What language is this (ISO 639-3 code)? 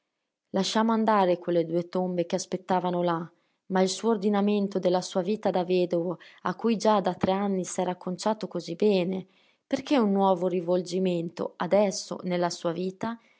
ita